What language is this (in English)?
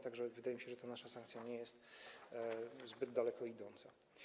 Polish